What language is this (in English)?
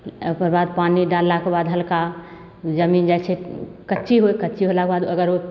Maithili